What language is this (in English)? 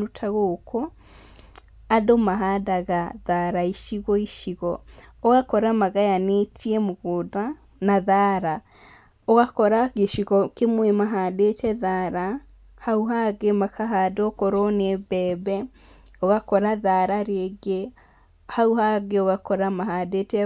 Kikuyu